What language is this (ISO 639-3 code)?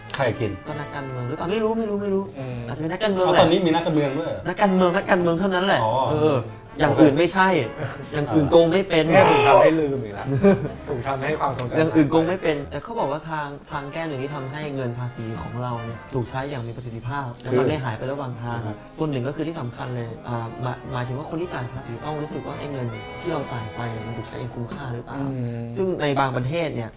tha